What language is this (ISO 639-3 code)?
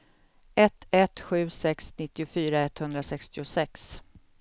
swe